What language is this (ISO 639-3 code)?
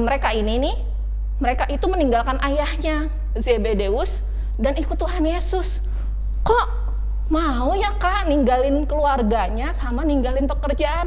ind